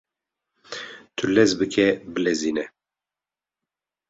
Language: Kurdish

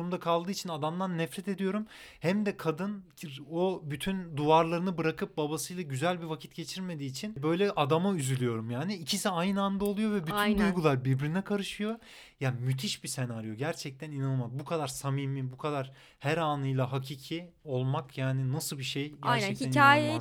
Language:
Turkish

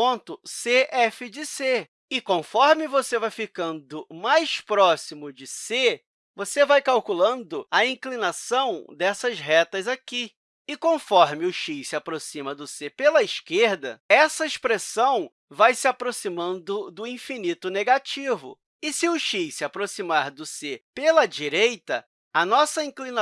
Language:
Portuguese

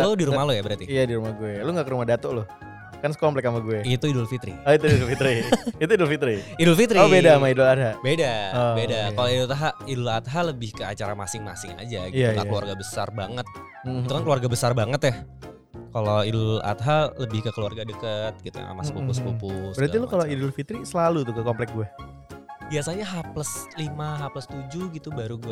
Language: Indonesian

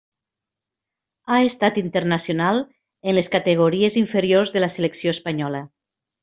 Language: Catalan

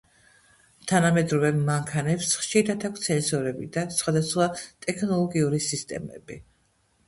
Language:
Georgian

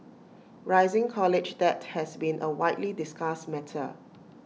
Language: English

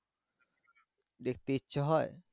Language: Bangla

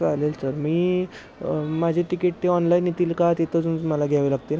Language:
Marathi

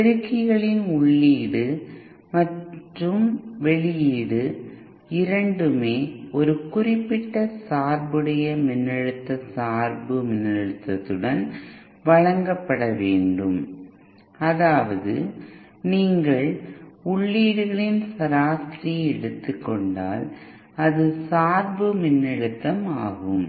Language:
Tamil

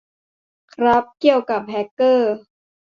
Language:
Thai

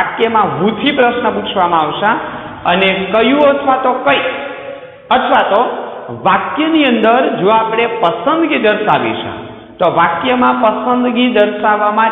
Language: Hindi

